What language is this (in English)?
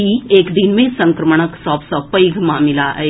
Maithili